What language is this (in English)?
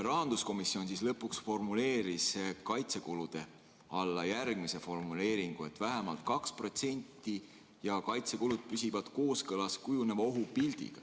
Estonian